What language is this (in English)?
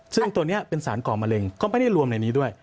Thai